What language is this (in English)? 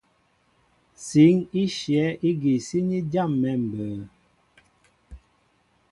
Mbo (Cameroon)